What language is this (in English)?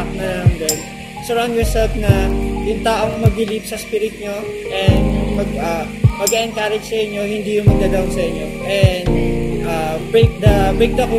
Filipino